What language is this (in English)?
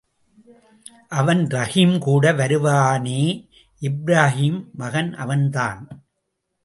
Tamil